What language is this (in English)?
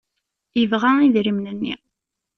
Kabyle